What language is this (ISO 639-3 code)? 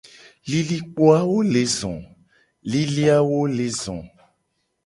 gej